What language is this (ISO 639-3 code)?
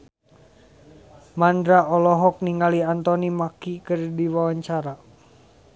sun